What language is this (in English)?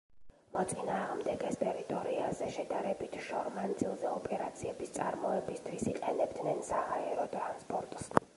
Georgian